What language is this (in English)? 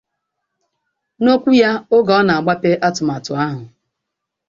Igbo